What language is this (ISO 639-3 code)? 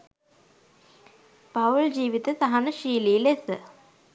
sin